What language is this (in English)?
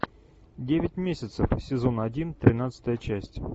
Russian